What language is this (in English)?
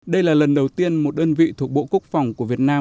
Vietnamese